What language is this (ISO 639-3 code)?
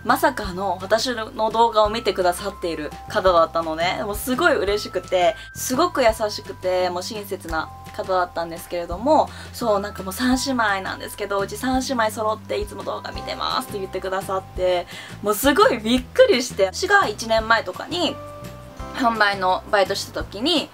jpn